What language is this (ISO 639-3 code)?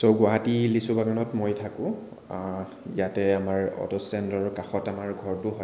asm